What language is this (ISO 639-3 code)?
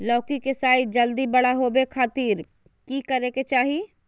mag